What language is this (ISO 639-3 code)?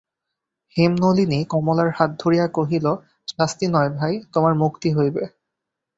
ben